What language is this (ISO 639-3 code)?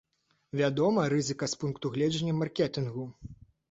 bel